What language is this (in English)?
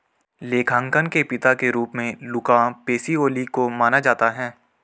Hindi